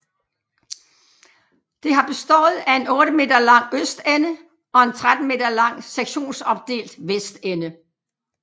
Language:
Danish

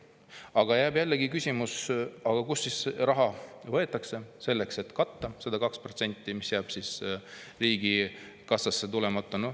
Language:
Estonian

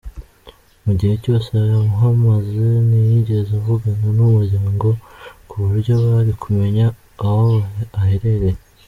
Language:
Kinyarwanda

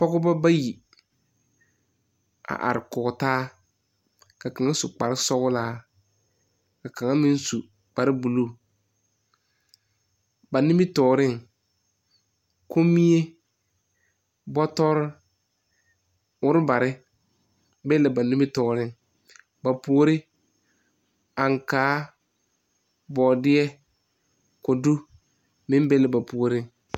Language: Southern Dagaare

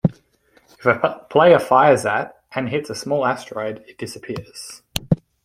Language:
English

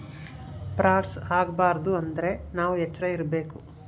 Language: Kannada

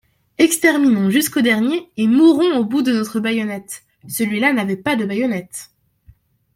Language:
French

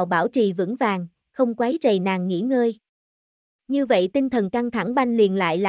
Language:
Vietnamese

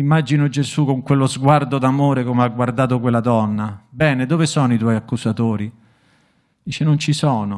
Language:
Italian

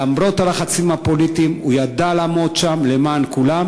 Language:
Hebrew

